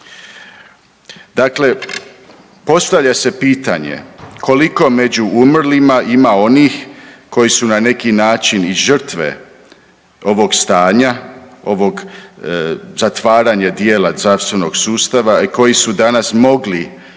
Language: Croatian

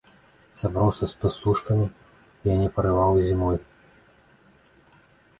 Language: Belarusian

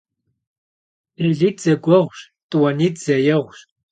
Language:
Kabardian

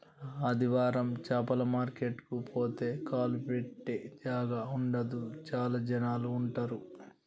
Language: Telugu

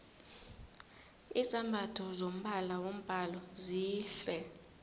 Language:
South Ndebele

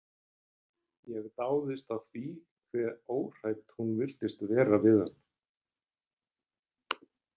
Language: Icelandic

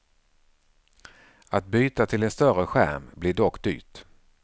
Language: Swedish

